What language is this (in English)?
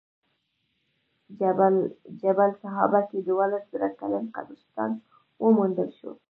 Pashto